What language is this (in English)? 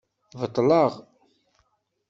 Kabyle